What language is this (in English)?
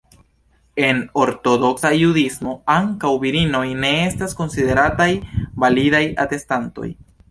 Esperanto